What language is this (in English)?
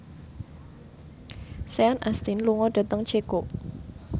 Javanese